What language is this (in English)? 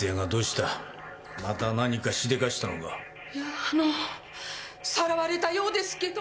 Japanese